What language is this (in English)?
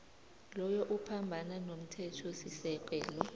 South Ndebele